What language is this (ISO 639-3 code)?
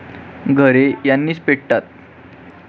mar